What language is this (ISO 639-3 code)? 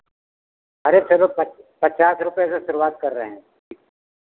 hin